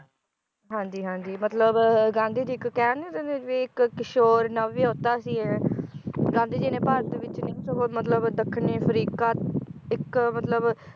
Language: Punjabi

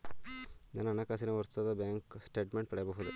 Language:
Kannada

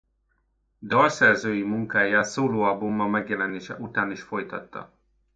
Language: Hungarian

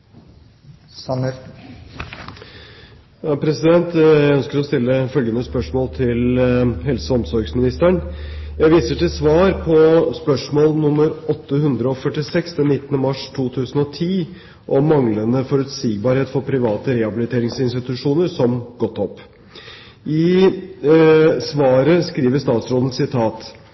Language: Norwegian Bokmål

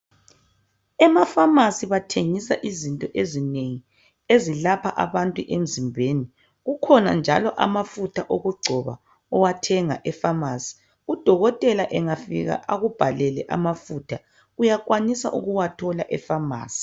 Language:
North Ndebele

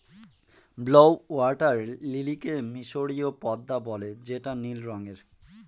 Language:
Bangla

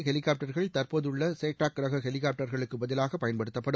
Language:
Tamil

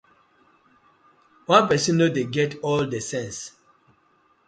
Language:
Nigerian Pidgin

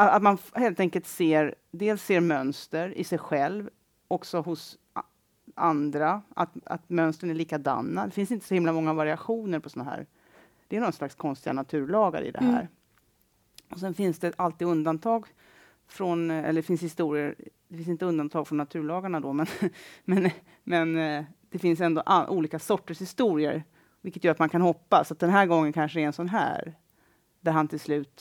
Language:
Swedish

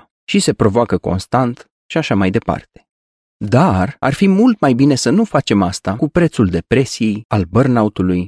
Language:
Romanian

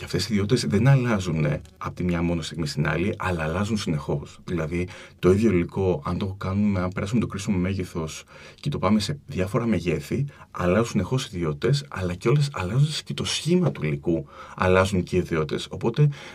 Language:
Greek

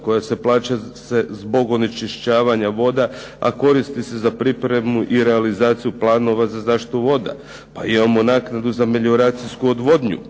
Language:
Croatian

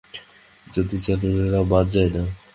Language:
Bangla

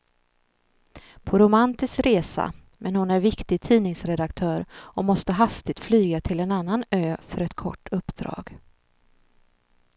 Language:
Swedish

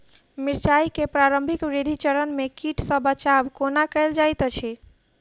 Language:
Maithili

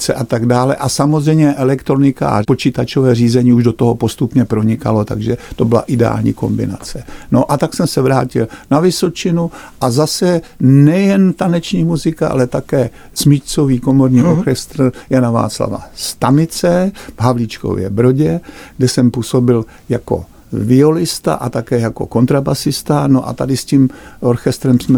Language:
Czech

